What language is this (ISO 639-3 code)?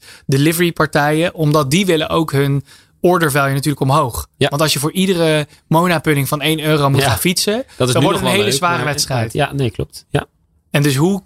nld